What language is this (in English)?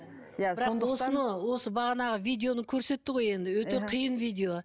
Kazakh